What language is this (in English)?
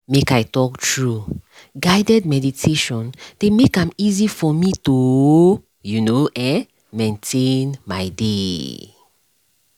Nigerian Pidgin